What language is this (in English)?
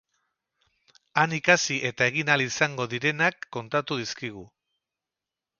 Basque